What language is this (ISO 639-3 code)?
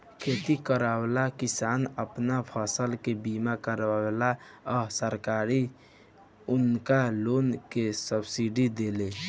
bho